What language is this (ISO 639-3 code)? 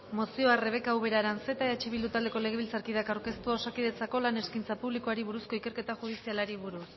eus